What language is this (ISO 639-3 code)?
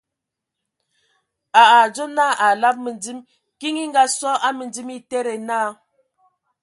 ewo